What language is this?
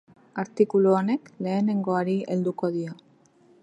Basque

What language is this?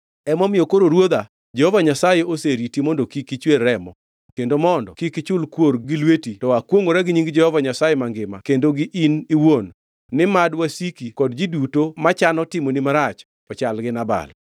Luo (Kenya and Tanzania)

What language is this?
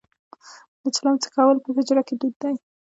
Pashto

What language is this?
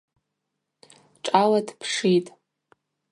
Abaza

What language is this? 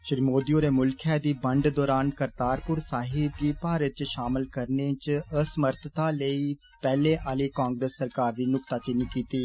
Dogri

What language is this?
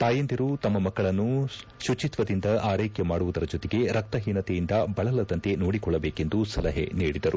Kannada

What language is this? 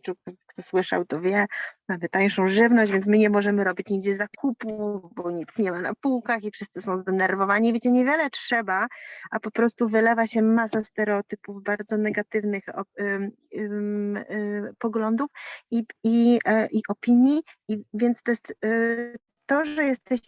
Polish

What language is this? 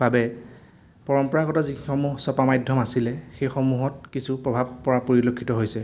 Assamese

